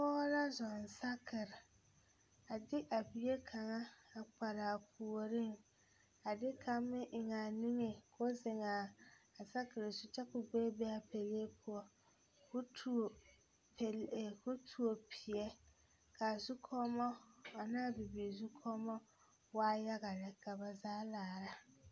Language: Southern Dagaare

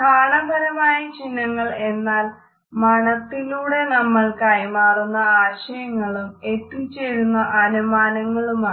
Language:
Malayalam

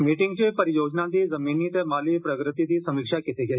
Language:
Dogri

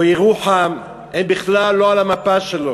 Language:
Hebrew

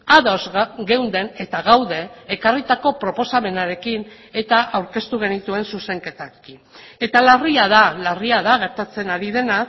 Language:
Basque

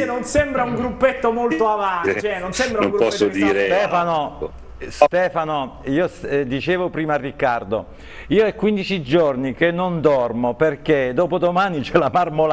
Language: Italian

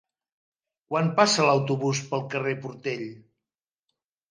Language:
Catalan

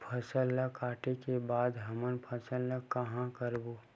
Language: Chhattisgarhi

